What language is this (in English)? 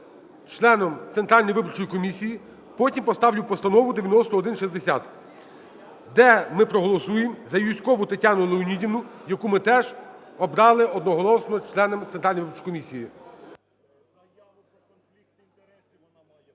Ukrainian